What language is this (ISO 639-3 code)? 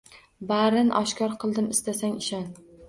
uzb